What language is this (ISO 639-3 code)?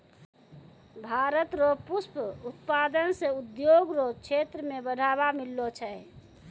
mai